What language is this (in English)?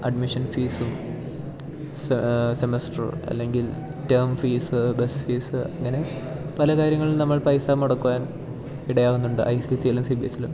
Malayalam